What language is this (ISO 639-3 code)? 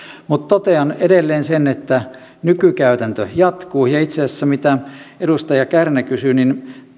fin